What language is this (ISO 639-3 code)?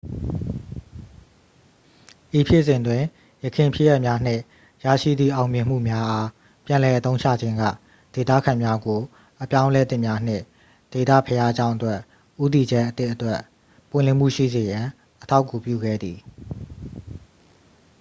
mya